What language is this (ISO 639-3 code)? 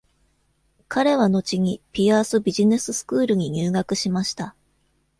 jpn